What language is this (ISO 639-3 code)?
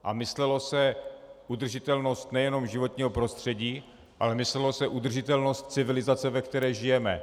ces